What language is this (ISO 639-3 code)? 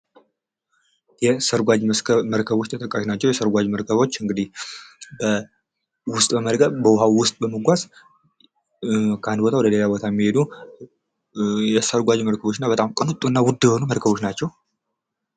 amh